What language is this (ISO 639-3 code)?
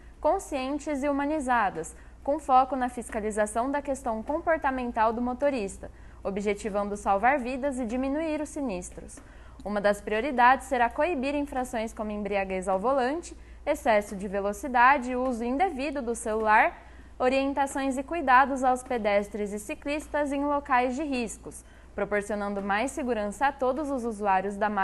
por